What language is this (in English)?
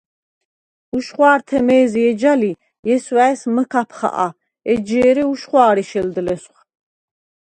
Svan